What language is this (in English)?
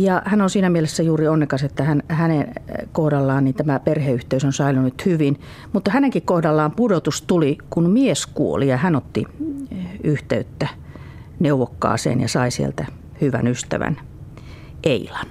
Finnish